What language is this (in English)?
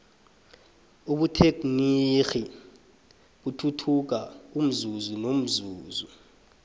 South Ndebele